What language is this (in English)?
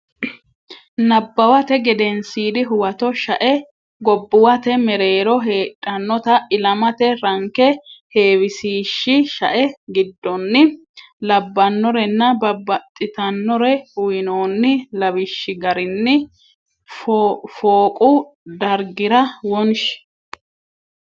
Sidamo